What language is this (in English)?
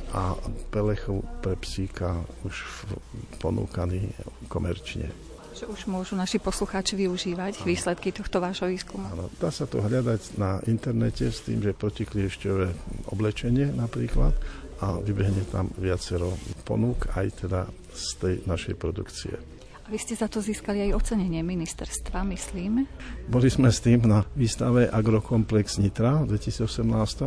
Slovak